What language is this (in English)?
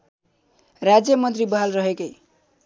Nepali